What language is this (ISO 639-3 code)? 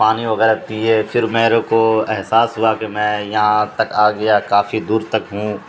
urd